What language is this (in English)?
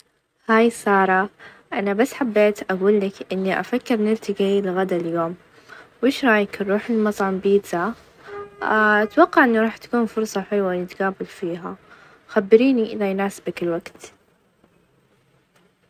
Najdi Arabic